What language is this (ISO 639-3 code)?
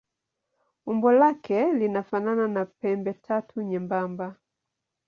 swa